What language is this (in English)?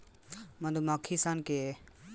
Bhojpuri